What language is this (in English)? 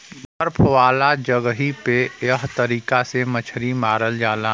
Bhojpuri